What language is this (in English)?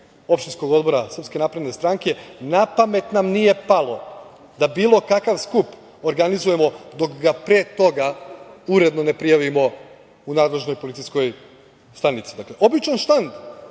Serbian